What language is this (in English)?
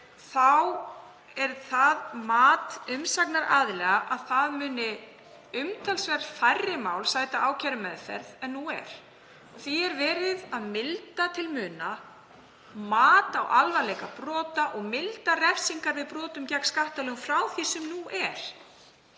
Icelandic